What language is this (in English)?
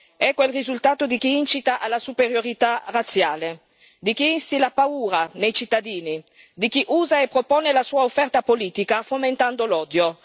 Italian